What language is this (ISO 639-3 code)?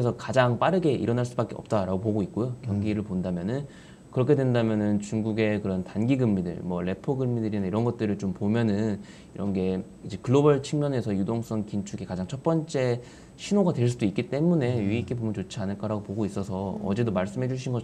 kor